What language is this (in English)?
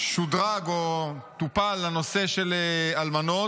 Hebrew